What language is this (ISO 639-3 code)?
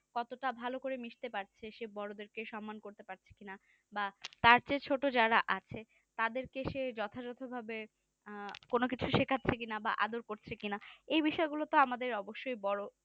ben